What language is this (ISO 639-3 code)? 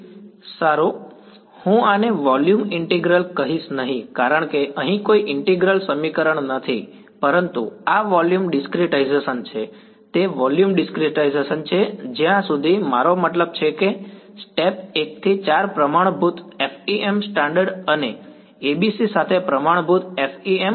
guj